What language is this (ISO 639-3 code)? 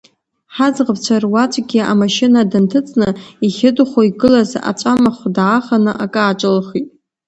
abk